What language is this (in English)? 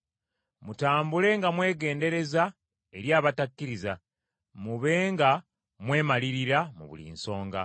Ganda